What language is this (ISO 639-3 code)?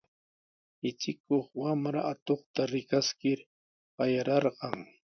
qws